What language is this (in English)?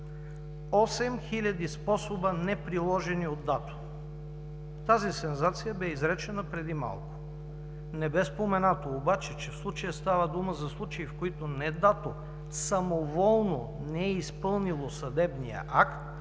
Bulgarian